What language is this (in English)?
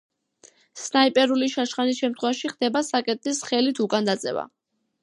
Georgian